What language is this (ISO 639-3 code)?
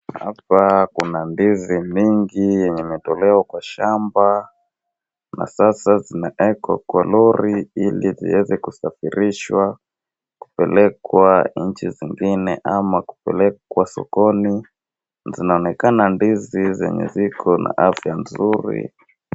swa